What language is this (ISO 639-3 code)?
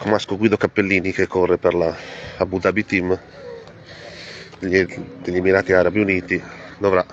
ita